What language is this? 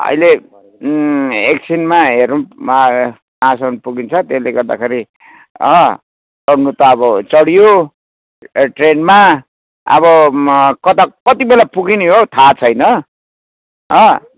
Nepali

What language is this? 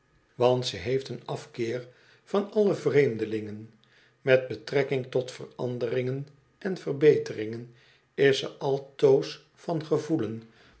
Dutch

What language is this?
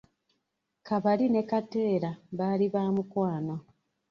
Ganda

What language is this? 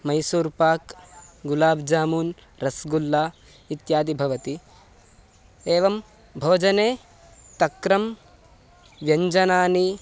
Sanskrit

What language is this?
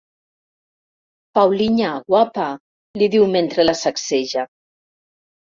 Catalan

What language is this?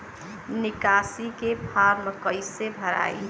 Bhojpuri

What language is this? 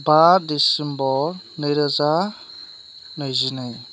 Bodo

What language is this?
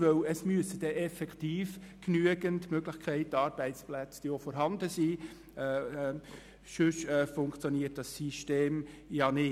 Swiss German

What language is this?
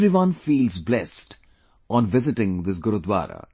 English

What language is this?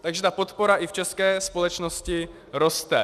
Czech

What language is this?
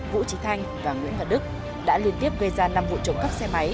Vietnamese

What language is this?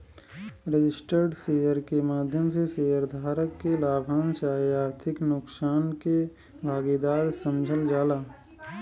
Bhojpuri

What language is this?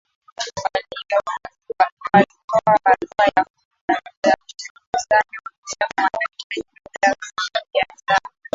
Swahili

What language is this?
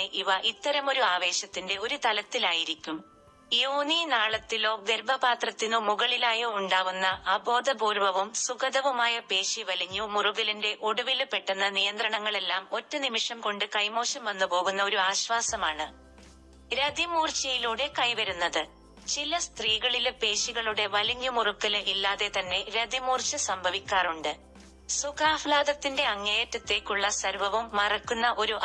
Malayalam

